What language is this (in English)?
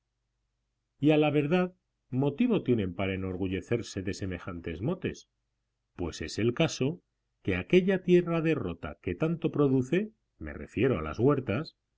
Spanish